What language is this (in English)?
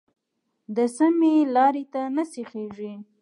Pashto